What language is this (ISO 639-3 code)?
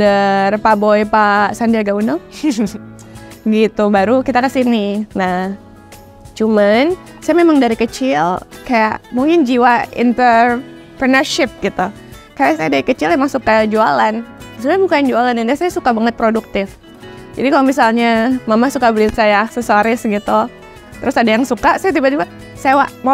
ind